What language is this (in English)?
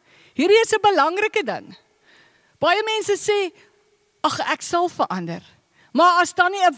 Dutch